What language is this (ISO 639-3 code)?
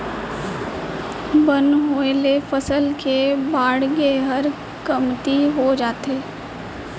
hne